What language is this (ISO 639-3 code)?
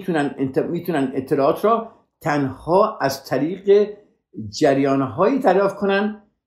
fas